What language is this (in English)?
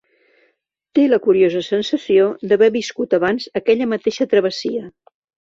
Catalan